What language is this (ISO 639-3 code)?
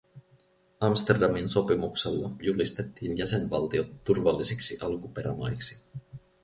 fin